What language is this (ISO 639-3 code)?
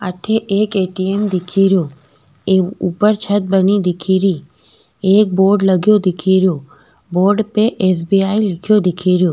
raj